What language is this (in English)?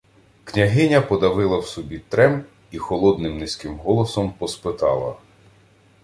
Ukrainian